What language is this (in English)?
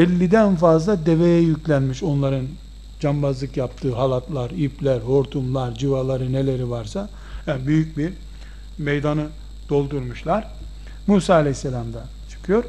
Turkish